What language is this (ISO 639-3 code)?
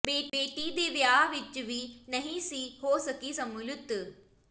pan